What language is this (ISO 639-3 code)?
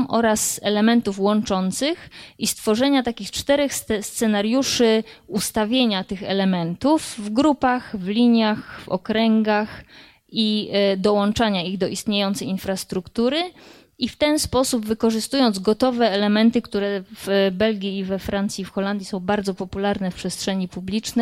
pol